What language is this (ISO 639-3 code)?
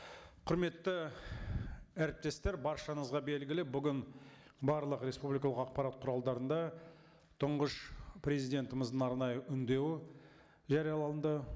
kaz